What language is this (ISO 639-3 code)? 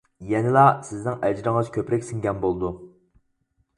uig